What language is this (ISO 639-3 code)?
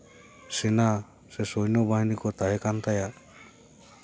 sat